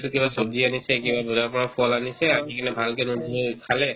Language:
Assamese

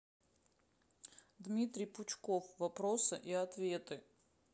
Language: Russian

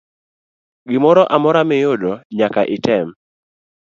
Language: Luo (Kenya and Tanzania)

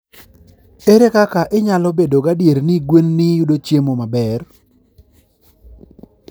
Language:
Luo (Kenya and Tanzania)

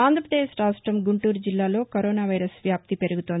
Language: Telugu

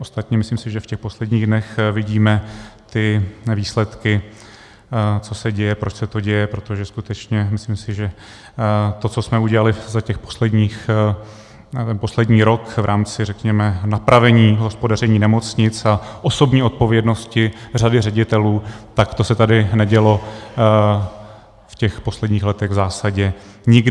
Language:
Czech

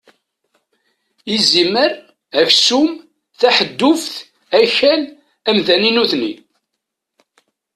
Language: Kabyle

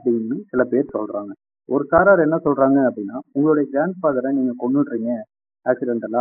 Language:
Tamil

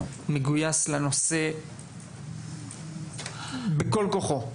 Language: Hebrew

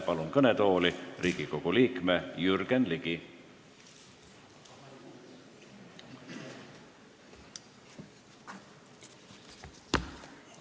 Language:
Estonian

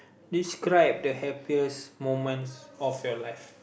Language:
English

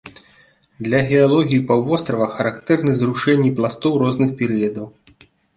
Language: Belarusian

